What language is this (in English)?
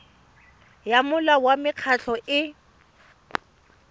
Tswana